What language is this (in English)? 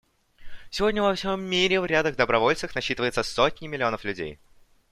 Russian